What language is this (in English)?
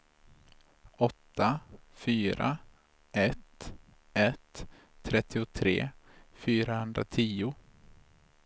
Swedish